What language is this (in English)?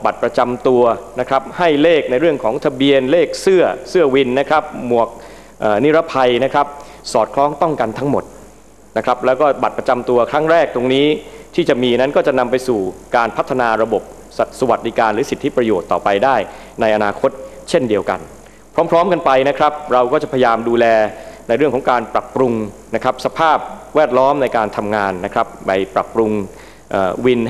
Thai